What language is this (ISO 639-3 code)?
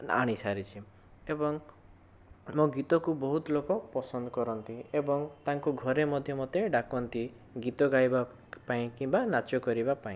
ori